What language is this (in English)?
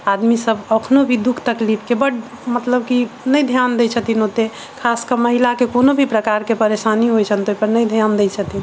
Maithili